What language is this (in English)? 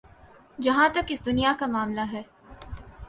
Urdu